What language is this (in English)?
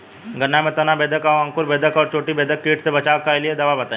Bhojpuri